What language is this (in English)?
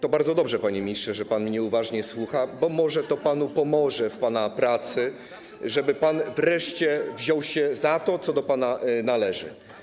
Polish